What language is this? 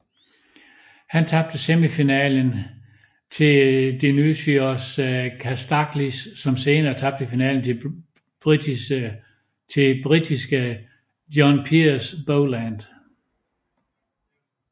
Danish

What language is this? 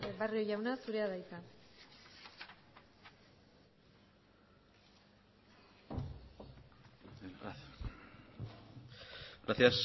Basque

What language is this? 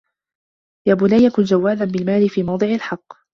Arabic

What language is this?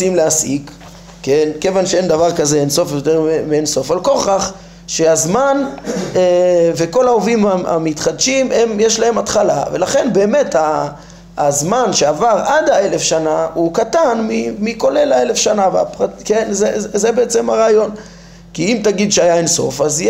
Hebrew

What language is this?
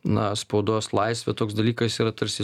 Lithuanian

